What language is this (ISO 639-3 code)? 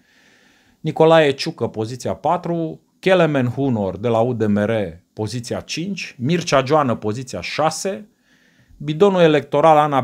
ron